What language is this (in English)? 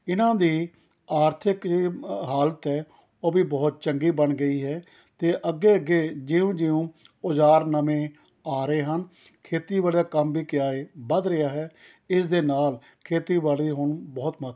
Punjabi